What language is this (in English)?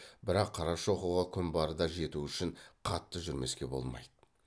Kazakh